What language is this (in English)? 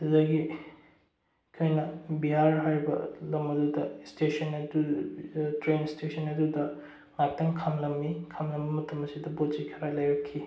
Manipuri